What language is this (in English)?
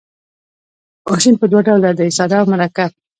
Pashto